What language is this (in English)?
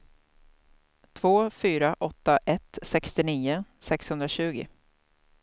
Swedish